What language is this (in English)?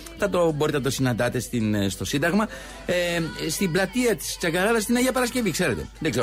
Greek